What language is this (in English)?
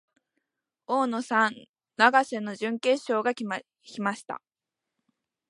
Japanese